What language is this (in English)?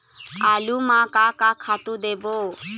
Chhattisgarhi